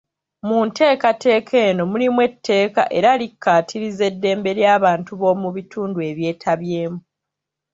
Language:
Ganda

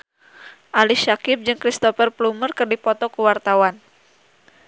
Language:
Sundanese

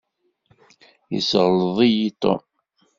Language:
Kabyle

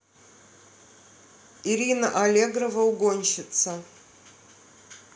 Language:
Russian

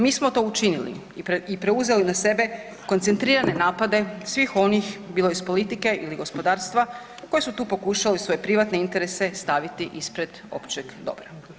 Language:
Croatian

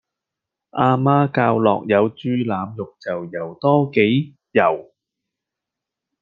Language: Cantonese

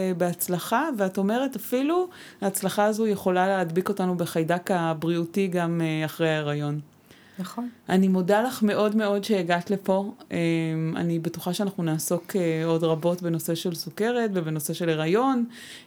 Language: Hebrew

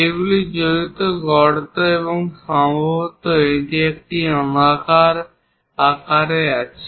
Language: Bangla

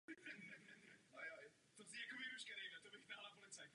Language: Czech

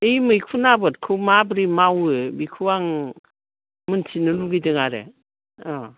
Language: Bodo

